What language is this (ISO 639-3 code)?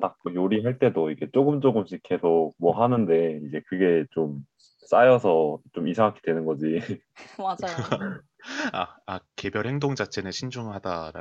kor